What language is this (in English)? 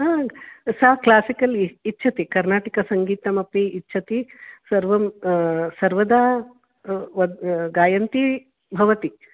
Sanskrit